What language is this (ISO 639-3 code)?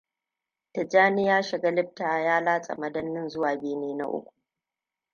hau